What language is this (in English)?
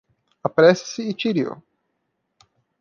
Portuguese